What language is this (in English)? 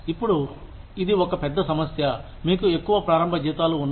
Telugu